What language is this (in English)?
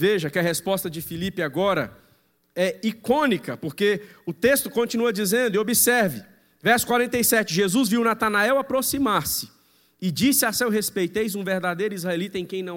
Portuguese